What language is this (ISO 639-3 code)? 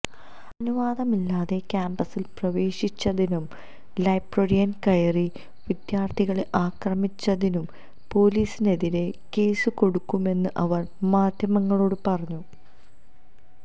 mal